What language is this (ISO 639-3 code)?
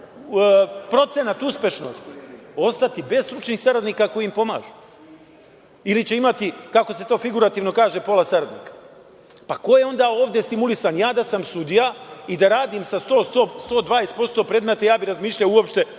srp